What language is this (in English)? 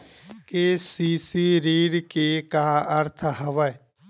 Chhattisgarhi